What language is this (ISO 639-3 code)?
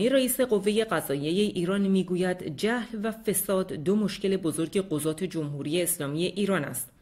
fas